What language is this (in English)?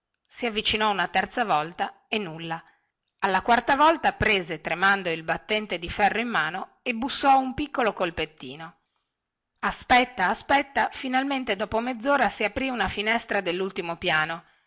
Italian